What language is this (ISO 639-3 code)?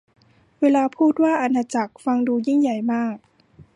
tha